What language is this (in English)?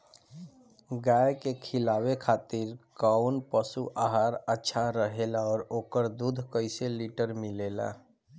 Bhojpuri